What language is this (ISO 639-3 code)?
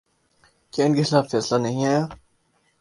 urd